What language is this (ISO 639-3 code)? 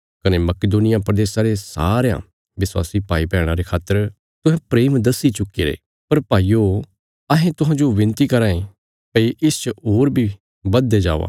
kfs